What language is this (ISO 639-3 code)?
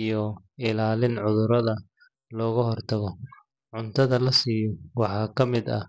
som